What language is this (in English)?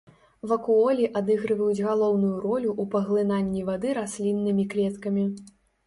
Belarusian